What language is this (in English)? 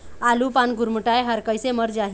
Chhattisgarhi